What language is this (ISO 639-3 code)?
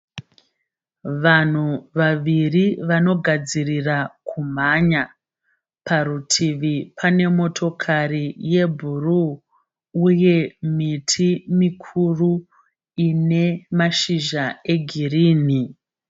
sna